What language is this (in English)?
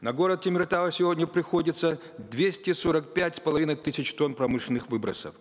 Kazakh